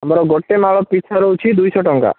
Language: Odia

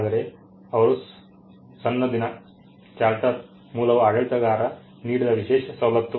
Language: Kannada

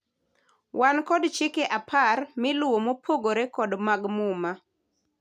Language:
Luo (Kenya and Tanzania)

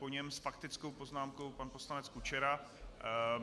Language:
Czech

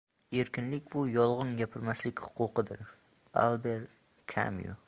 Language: Uzbek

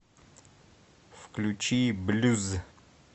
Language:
Russian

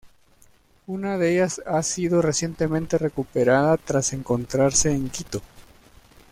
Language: Spanish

